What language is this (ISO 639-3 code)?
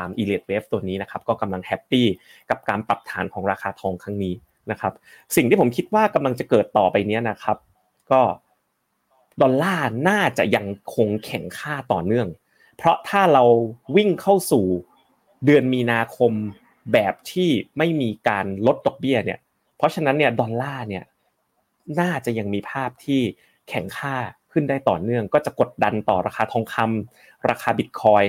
tha